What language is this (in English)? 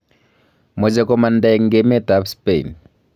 Kalenjin